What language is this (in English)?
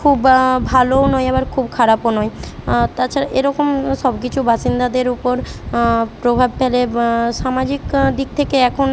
Bangla